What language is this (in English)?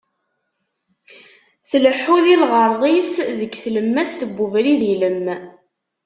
Kabyle